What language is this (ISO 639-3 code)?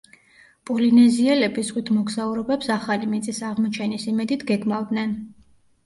kat